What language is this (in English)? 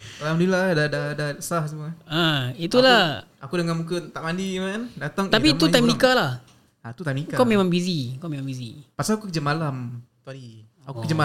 Malay